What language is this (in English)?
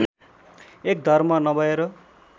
Nepali